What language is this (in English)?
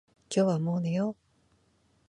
Japanese